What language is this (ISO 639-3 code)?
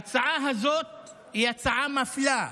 heb